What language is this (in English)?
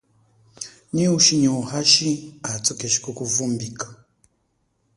Chokwe